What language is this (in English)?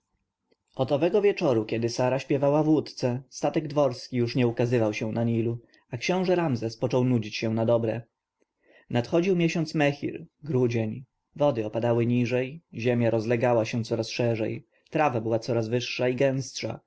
Polish